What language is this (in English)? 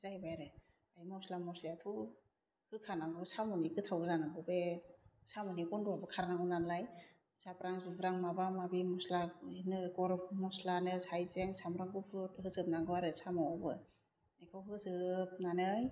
Bodo